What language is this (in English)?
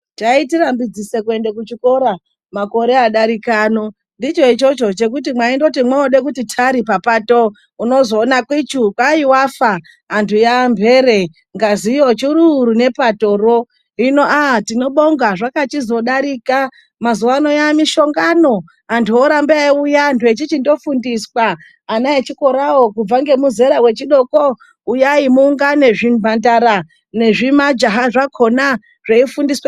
Ndau